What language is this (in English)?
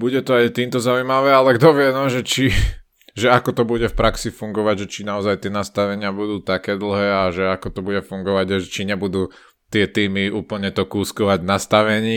Slovak